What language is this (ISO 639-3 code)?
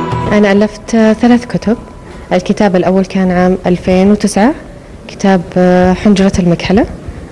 ara